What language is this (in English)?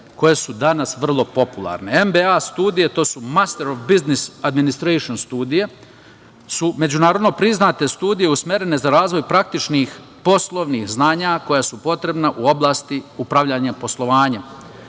Serbian